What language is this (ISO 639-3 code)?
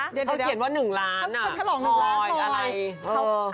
tha